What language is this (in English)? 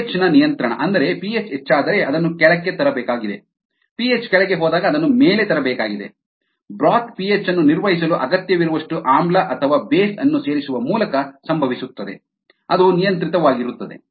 Kannada